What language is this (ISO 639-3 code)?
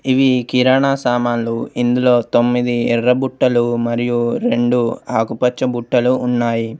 tel